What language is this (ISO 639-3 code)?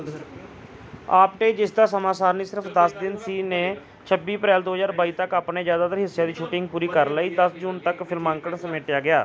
pan